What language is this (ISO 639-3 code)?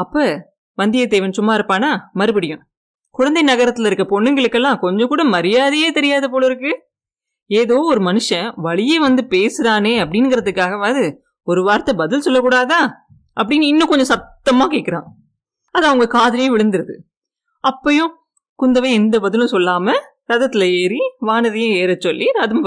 tam